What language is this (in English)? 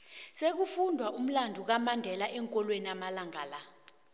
South Ndebele